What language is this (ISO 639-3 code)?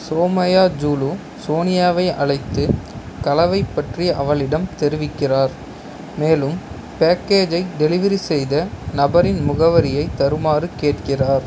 tam